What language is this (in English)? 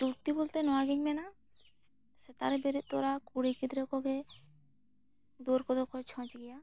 Santali